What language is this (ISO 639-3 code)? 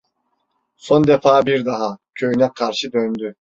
tur